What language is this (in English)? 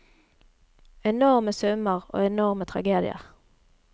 Norwegian